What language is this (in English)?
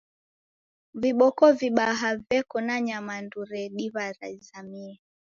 Taita